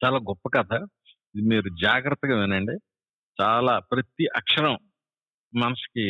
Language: Telugu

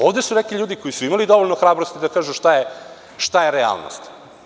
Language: Serbian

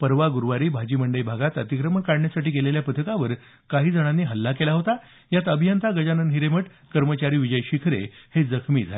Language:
Marathi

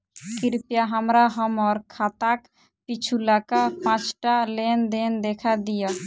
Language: Maithili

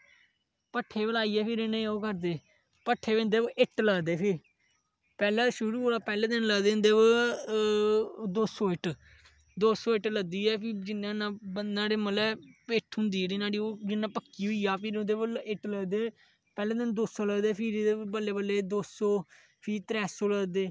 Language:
Dogri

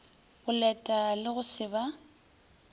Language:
Northern Sotho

